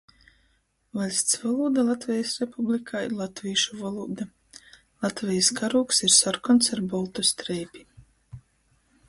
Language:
Latgalian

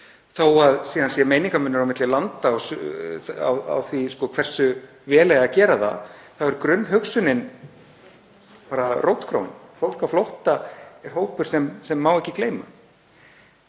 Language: Icelandic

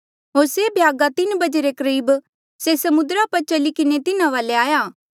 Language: Mandeali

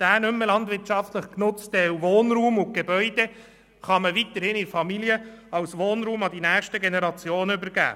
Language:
Swiss German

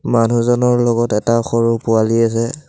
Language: Assamese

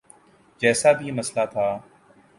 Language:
Urdu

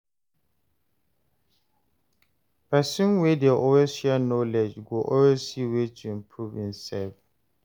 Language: Nigerian Pidgin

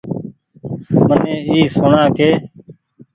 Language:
Goaria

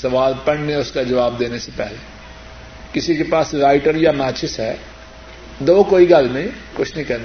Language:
Urdu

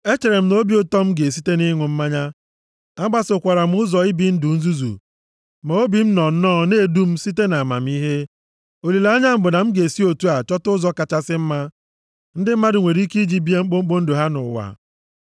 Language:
Igbo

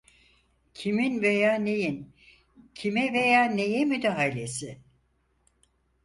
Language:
Turkish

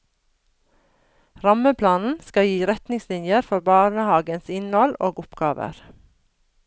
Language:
Norwegian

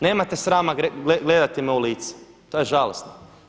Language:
Croatian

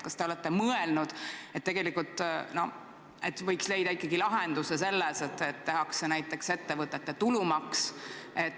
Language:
Estonian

